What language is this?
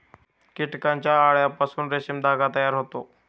Marathi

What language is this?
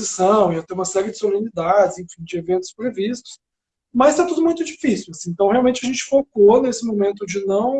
Portuguese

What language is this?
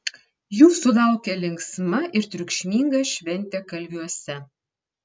Lithuanian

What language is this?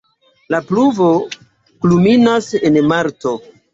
Esperanto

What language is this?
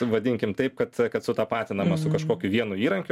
Lithuanian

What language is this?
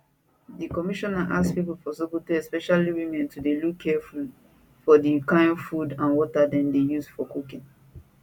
Nigerian Pidgin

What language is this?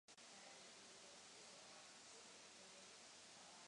Czech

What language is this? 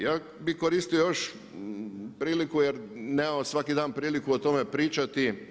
Croatian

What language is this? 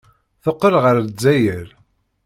Kabyle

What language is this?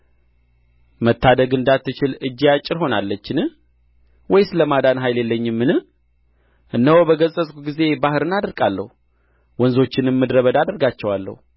Amharic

